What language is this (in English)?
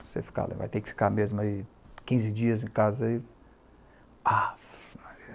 Portuguese